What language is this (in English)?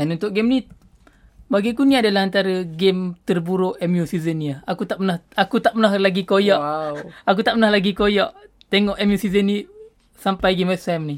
Malay